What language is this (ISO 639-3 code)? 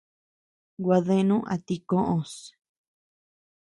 cux